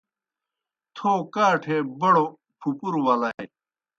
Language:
Kohistani Shina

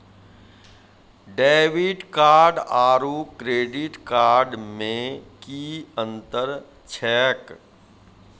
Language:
Maithili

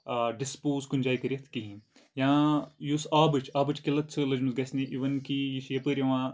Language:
Kashmiri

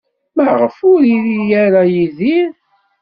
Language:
Kabyle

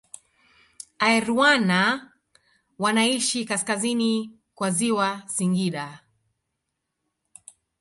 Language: Swahili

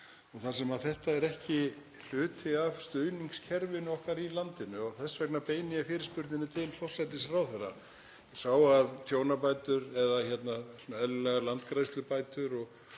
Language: Icelandic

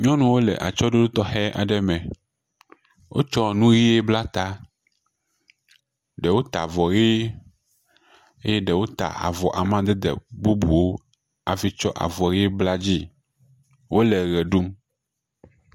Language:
Ewe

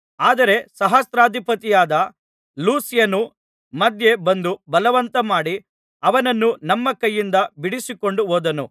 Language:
Kannada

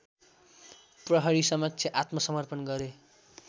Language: Nepali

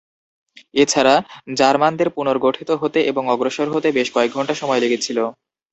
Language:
Bangla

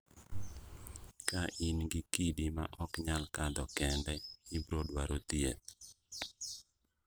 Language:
Luo (Kenya and Tanzania)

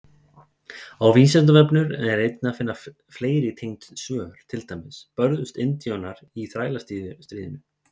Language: Icelandic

